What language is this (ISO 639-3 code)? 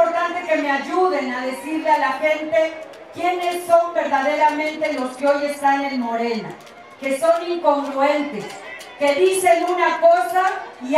spa